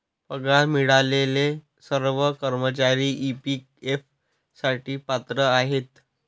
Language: Marathi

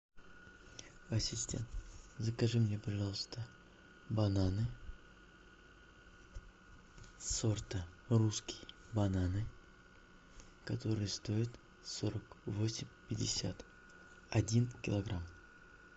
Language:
Russian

